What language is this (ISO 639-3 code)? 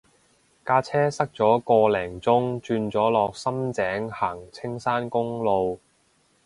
yue